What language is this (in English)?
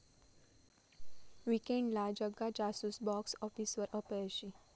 Marathi